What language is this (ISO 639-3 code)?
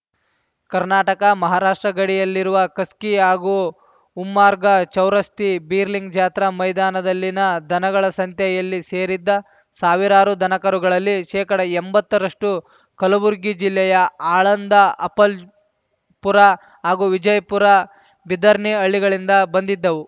kan